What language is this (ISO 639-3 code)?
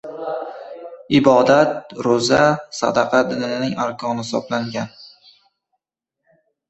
uzb